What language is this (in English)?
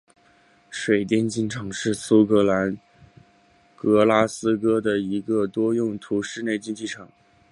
Chinese